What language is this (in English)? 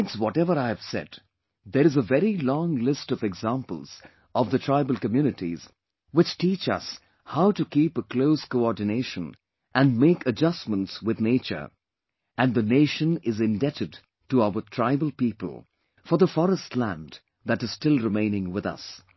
English